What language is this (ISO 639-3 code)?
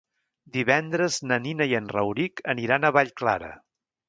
cat